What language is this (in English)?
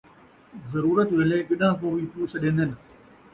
Saraiki